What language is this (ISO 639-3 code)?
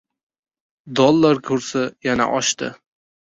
uzb